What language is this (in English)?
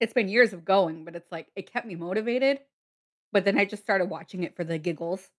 English